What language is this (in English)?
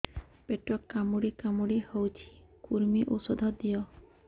Odia